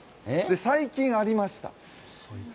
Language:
Japanese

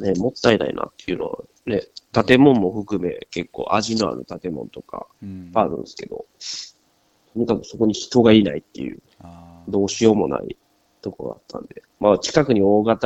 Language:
Japanese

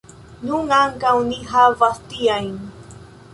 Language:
Esperanto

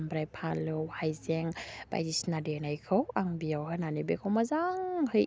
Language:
Bodo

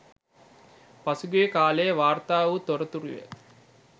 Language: Sinhala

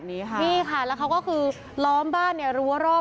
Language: Thai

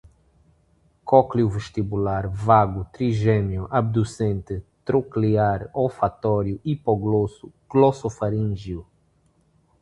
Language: Portuguese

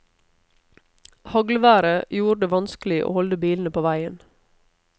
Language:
Norwegian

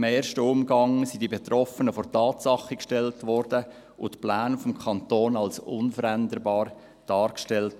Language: Swiss German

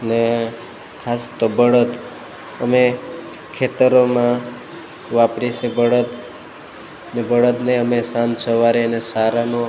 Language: Gujarati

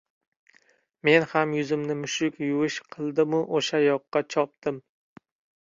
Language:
Uzbek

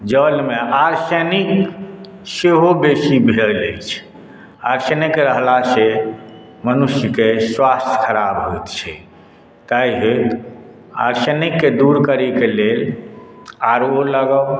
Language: Maithili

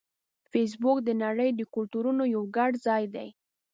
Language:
Pashto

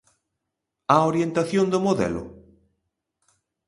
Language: Galician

